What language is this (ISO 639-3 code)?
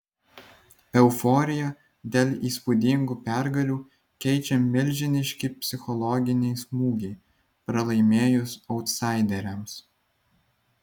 lit